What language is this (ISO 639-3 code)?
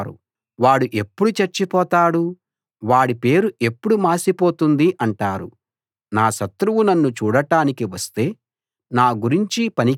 tel